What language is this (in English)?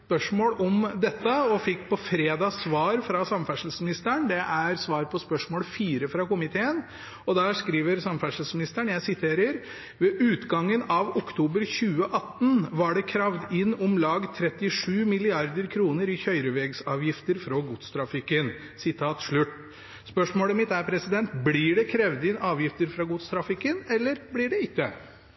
Norwegian